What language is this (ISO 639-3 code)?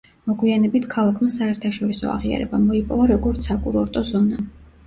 kat